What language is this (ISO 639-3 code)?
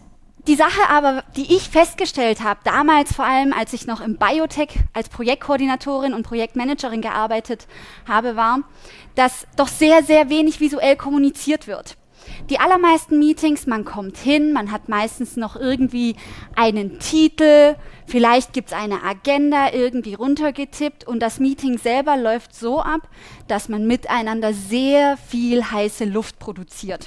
deu